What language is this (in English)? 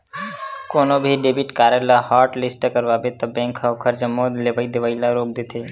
Chhattisgarhi